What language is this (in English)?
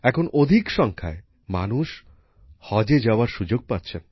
Bangla